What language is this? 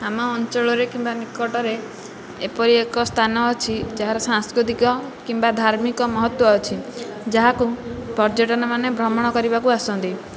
Odia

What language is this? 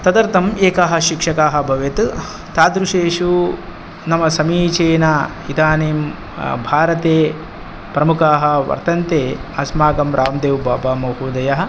Sanskrit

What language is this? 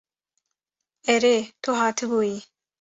Kurdish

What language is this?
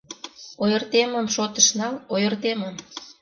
Mari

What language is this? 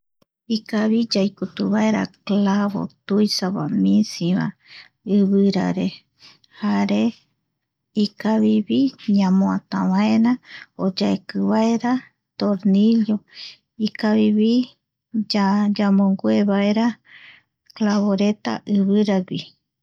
Eastern Bolivian Guaraní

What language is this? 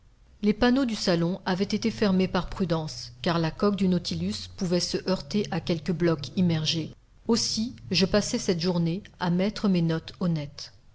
French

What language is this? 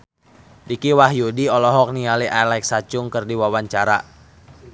Sundanese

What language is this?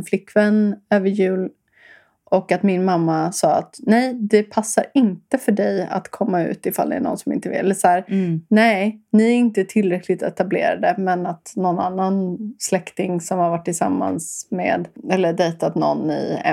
Swedish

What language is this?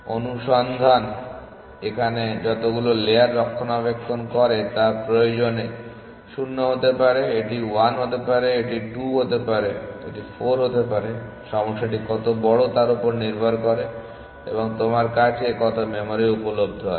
Bangla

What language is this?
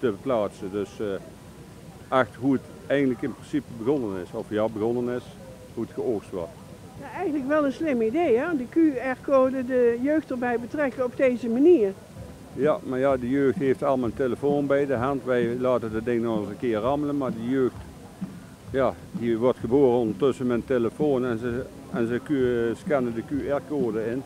Dutch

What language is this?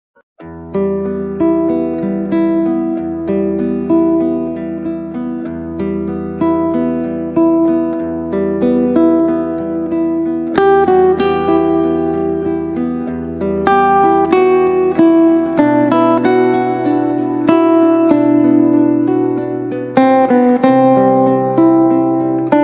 Italian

